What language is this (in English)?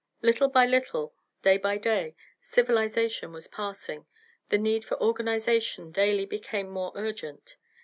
English